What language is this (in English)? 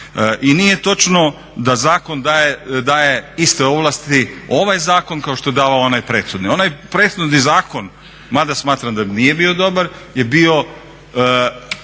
Croatian